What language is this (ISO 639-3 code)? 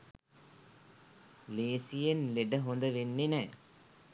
sin